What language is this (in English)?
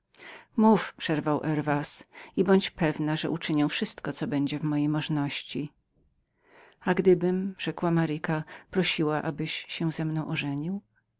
Polish